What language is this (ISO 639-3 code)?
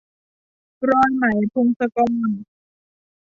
tha